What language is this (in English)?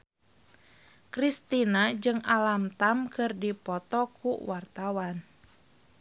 Sundanese